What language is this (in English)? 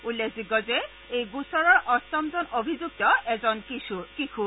Assamese